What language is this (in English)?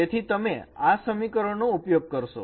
Gujarati